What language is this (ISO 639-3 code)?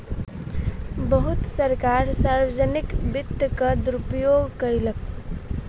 mai